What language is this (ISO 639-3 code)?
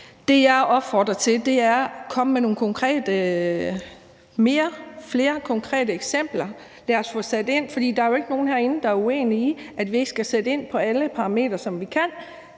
dan